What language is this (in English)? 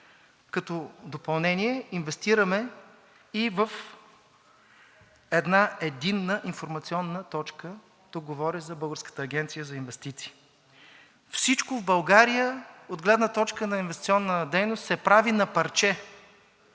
Bulgarian